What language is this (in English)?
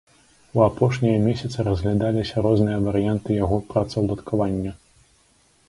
Belarusian